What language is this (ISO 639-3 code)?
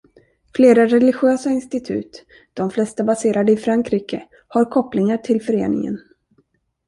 swe